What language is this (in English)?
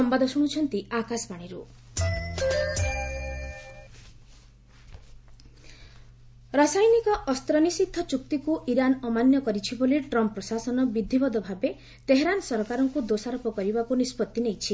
Odia